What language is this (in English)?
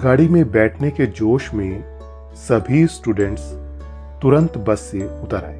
Hindi